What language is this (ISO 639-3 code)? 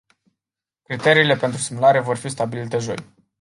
ron